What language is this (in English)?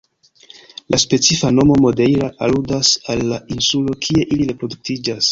Esperanto